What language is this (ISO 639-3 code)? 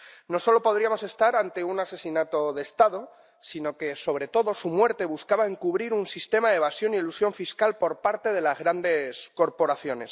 spa